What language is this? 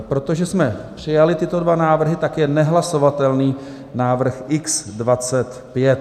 Czech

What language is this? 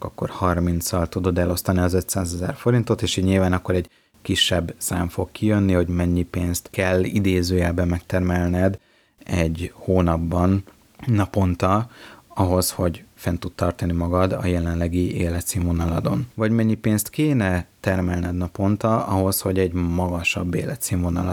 Hungarian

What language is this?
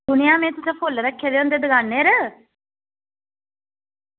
Dogri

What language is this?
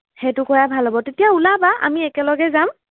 Assamese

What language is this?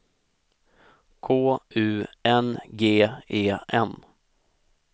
Swedish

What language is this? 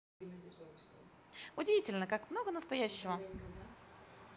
Russian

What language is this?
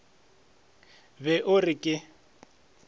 Northern Sotho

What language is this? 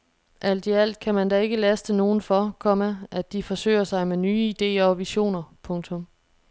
Danish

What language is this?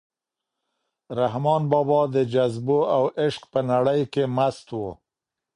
Pashto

